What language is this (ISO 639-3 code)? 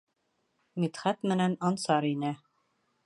bak